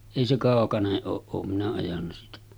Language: Finnish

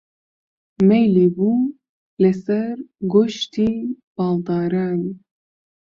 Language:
Central Kurdish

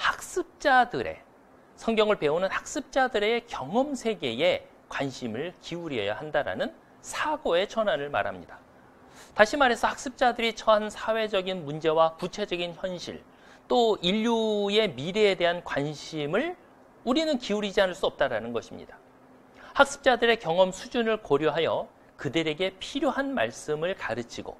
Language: Korean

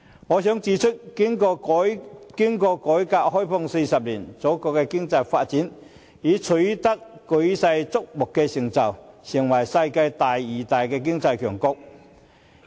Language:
Cantonese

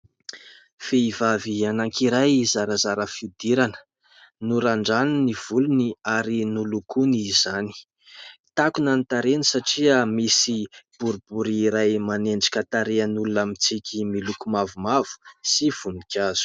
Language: Malagasy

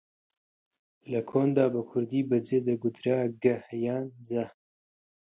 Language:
Central Kurdish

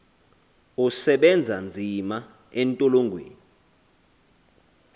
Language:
Xhosa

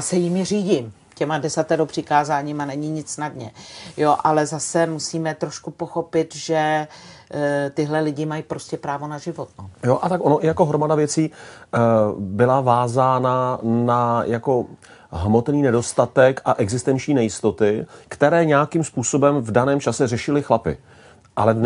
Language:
Czech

